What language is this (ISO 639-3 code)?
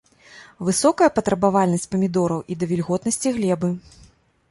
bel